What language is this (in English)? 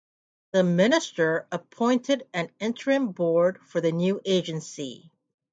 English